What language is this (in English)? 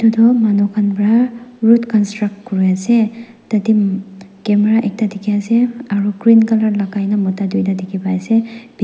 Naga Pidgin